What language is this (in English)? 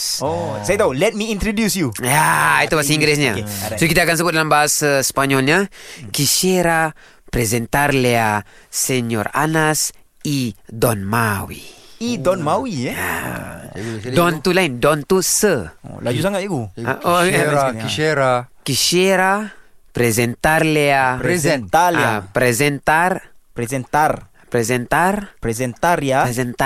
Malay